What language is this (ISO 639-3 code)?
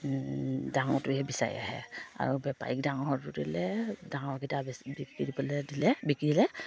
asm